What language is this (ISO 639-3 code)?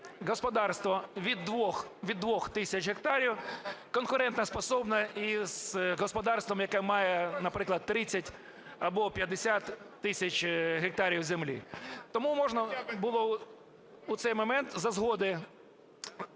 ukr